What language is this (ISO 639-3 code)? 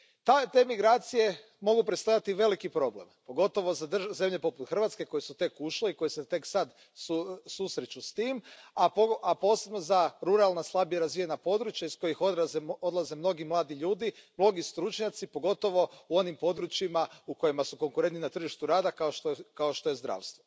hrv